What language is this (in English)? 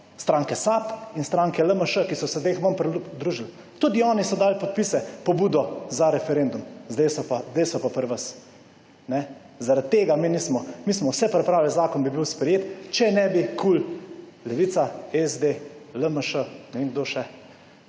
Slovenian